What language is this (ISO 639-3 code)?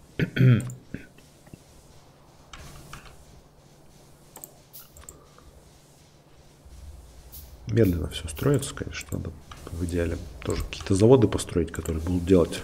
rus